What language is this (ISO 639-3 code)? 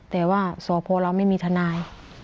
tha